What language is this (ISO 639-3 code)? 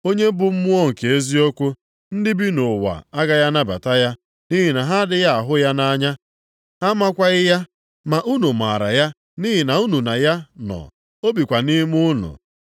ibo